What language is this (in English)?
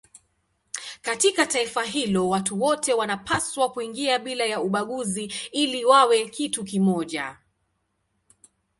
Swahili